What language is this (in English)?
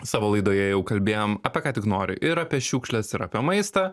Lithuanian